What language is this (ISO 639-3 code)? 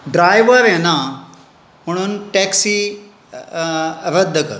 kok